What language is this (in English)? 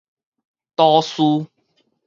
Min Nan Chinese